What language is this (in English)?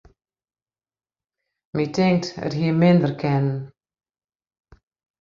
Western Frisian